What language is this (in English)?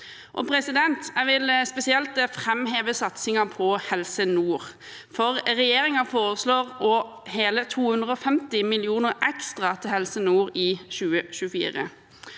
Norwegian